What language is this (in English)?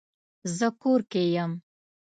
Pashto